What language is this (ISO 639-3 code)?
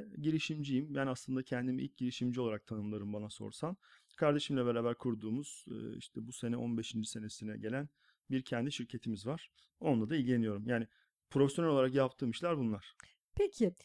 tur